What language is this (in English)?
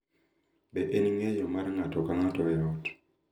Luo (Kenya and Tanzania)